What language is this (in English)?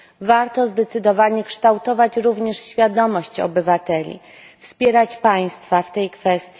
Polish